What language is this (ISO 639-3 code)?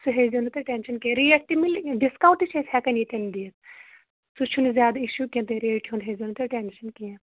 kas